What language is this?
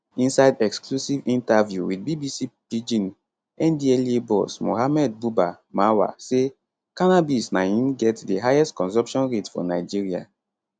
Nigerian Pidgin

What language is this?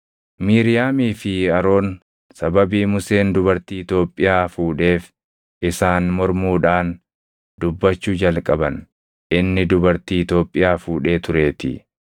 Oromo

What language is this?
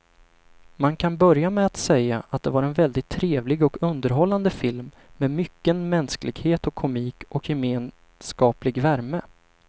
Swedish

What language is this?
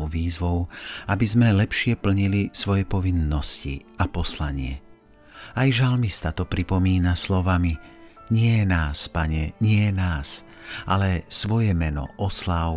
Slovak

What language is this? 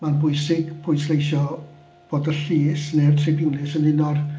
Welsh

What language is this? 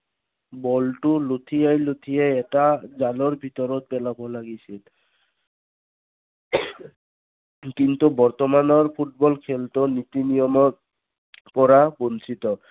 Assamese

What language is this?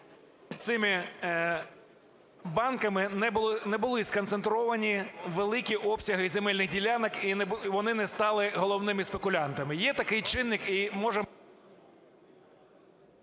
Ukrainian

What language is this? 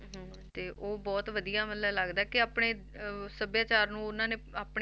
Punjabi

